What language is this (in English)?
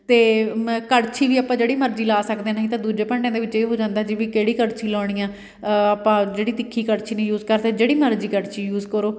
Punjabi